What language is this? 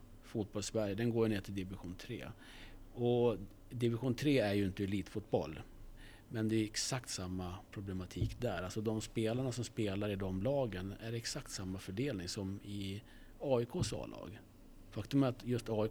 Swedish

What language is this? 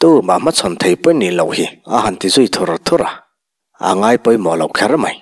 Thai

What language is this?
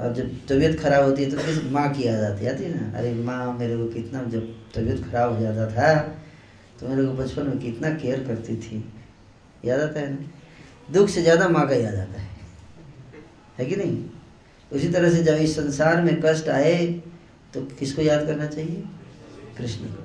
Hindi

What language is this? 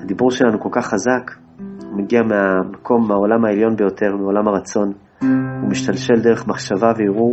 Hebrew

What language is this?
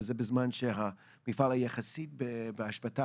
Hebrew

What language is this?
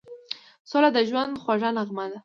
Pashto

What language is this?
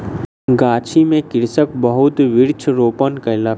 Maithili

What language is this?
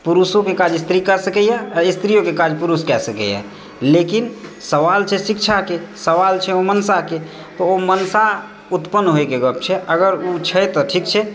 Maithili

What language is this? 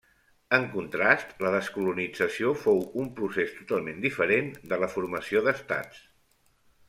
Catalan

